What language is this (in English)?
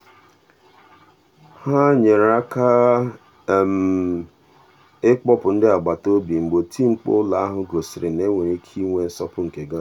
Igbo